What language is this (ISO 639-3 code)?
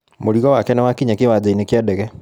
kik